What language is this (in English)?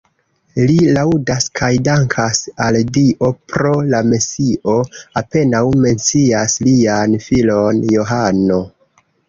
Esperanto